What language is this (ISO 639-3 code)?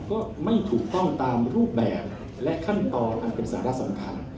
tha